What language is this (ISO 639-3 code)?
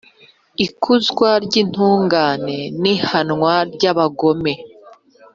kin